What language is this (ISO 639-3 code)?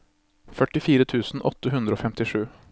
nor